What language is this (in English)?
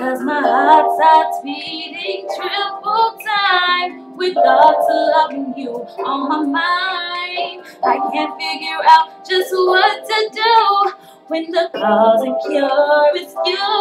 English